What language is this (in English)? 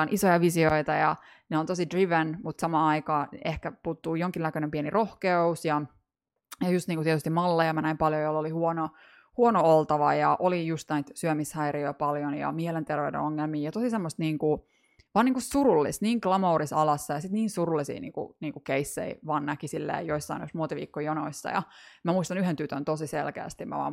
Finnish